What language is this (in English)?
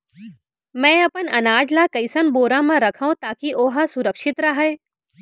Chhattisgarhi